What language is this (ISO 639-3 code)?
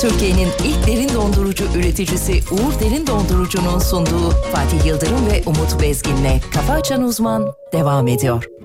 tur